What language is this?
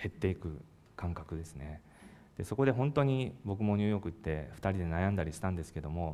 Japanese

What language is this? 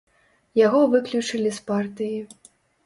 Belarusian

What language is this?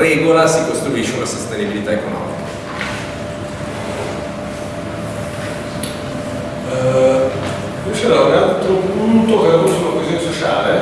Italian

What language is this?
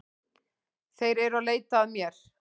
Icelandic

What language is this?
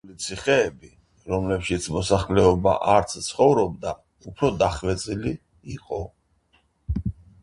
Georgian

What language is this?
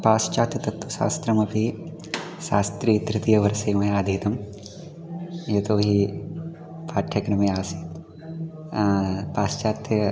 Sanskrit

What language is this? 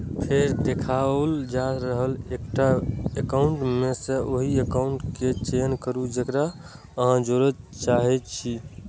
Maithili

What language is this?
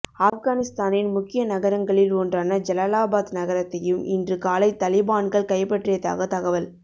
Tamil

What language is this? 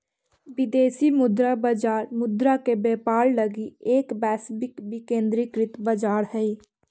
Magahi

